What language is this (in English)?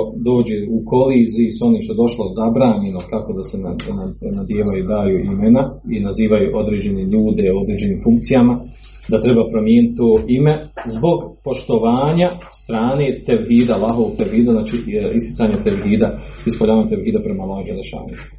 Croatian